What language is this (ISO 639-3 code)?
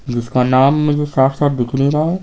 hin